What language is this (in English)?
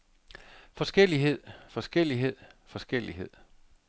Danish